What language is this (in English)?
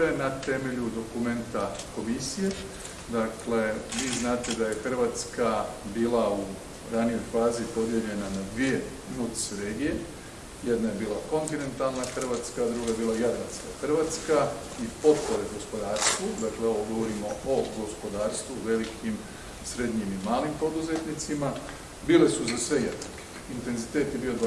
Croatian